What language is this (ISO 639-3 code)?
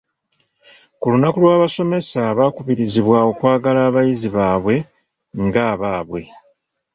lug